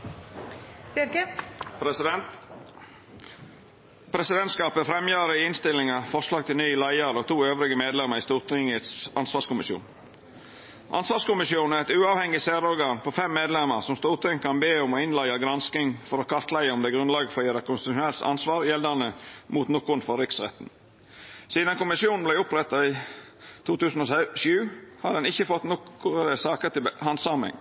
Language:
Norwegian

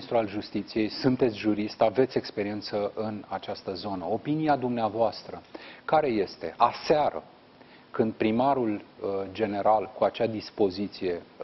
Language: Romanian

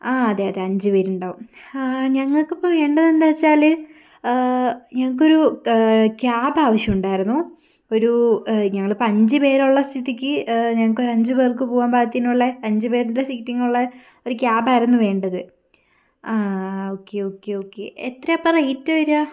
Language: Malayalam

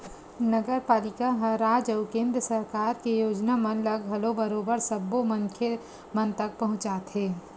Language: Chhattisgarhi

